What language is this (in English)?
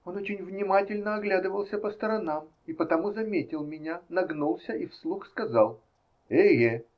Russian